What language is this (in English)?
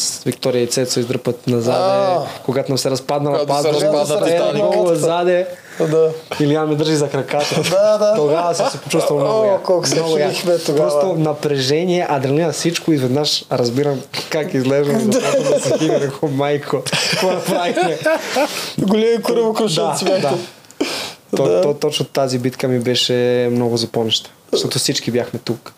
Bulgarian